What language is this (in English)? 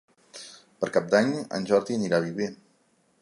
Catalan